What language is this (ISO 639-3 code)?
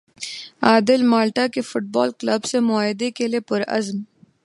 urd